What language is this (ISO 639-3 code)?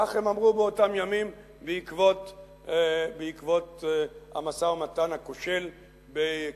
heb